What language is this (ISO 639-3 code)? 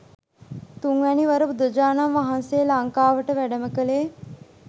sin